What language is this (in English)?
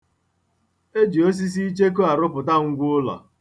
Igbo